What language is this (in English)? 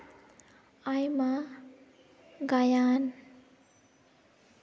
Santali